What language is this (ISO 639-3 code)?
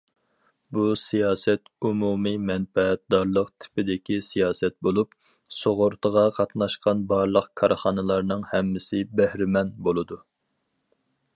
uig